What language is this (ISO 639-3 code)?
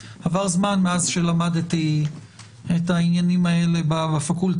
heb